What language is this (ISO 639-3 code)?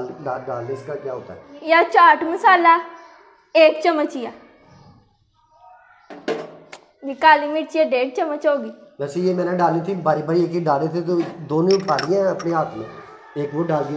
hin